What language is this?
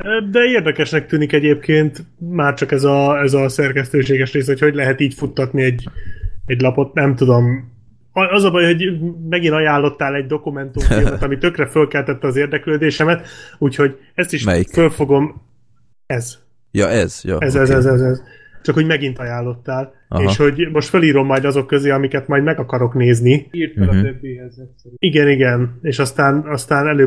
Hungarian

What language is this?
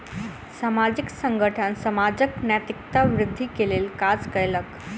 Maithili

